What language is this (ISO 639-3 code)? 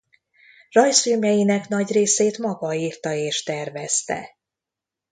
hun